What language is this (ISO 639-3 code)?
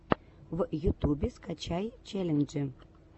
rus